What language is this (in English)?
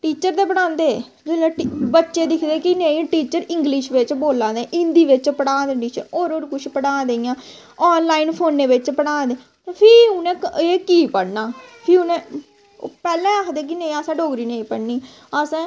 Dogri